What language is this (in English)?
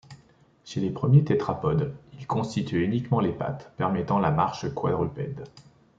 French